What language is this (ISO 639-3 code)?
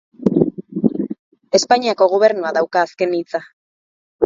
eus